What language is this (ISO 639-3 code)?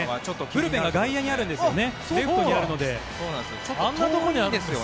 jpn